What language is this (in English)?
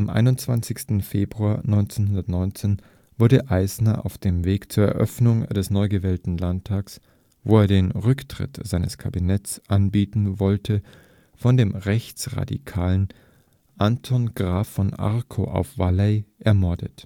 German